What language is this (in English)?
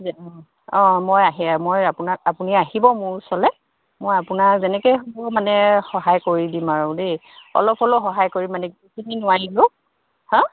Assamese